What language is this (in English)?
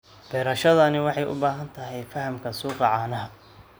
Somali